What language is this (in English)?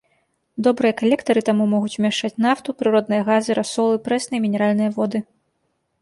Belarusian